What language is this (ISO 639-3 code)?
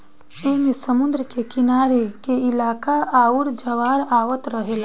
bho